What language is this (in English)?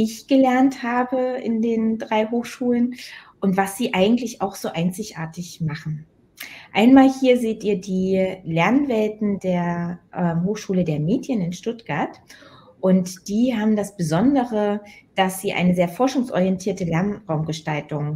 German